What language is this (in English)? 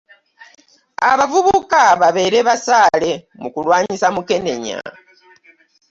Ganda